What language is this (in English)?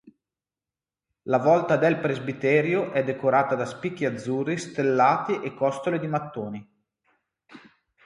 Italian